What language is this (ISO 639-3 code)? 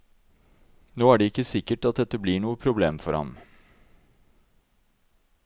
nor